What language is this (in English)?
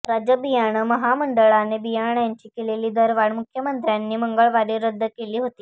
Marathi